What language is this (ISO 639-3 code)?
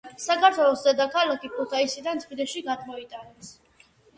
kat